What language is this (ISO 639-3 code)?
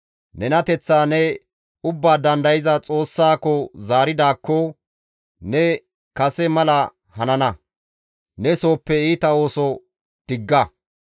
gmv